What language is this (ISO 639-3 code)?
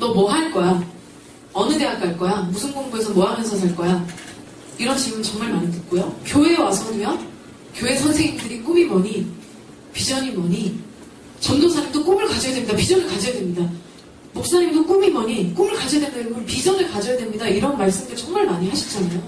kor